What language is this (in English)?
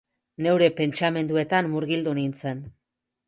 Basque